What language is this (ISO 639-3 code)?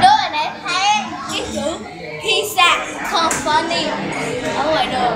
vie